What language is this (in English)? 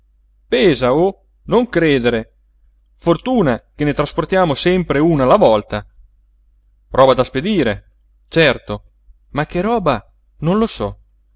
Italian